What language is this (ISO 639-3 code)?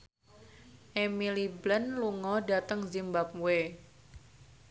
jav